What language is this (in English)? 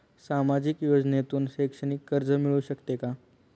Marathi